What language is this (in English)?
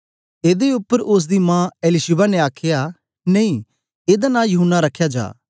Dogri